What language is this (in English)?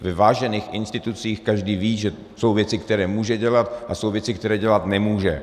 Czech